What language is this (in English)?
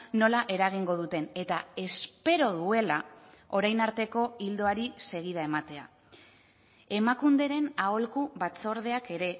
Basque